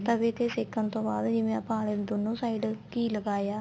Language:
Punjabi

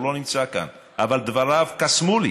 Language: Hebrew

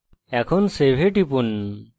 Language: Bangla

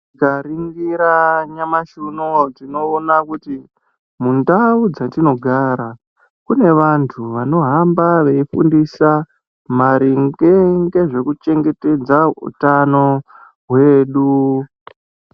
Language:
Ndau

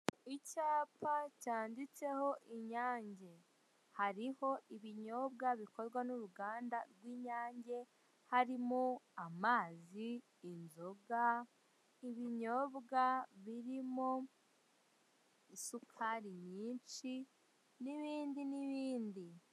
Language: Kinyarwanda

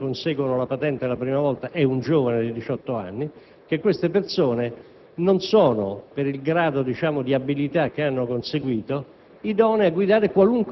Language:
Italian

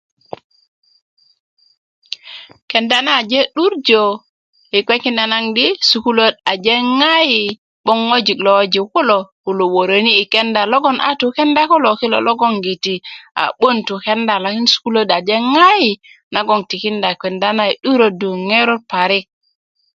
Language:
Kuku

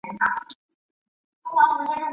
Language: Chinese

